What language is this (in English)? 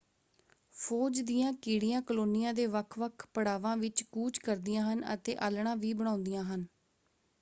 Punjabi